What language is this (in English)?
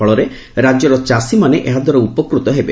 Odia